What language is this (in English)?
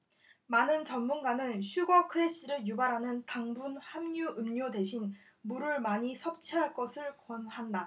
Korean